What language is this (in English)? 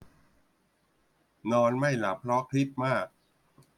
Thai